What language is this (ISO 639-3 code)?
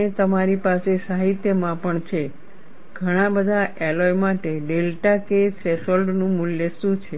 guj